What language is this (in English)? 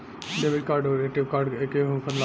Bhojpuri